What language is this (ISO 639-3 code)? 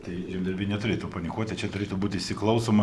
lit